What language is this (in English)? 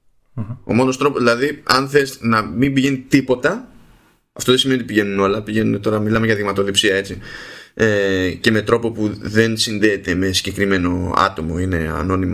Greek